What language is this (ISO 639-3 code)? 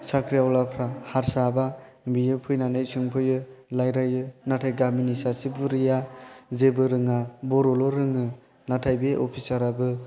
brx